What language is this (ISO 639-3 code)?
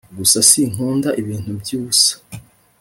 kin